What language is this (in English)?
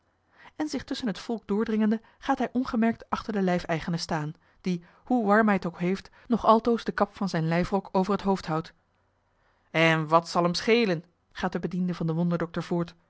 Dutch